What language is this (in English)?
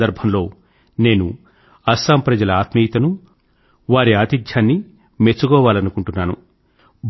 Telugu